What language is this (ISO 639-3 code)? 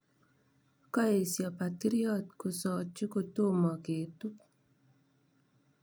kln